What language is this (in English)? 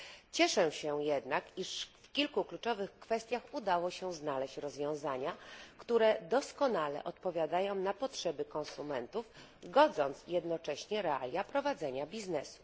Polish